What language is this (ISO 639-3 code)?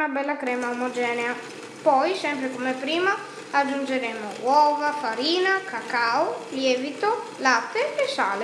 ita